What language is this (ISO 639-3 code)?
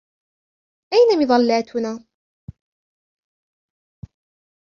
ara